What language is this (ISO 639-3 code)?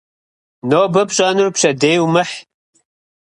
kbd